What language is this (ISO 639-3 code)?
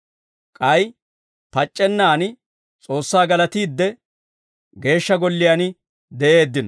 dwr